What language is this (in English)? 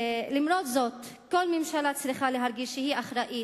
Hebrew